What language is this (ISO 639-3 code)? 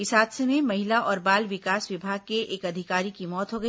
hin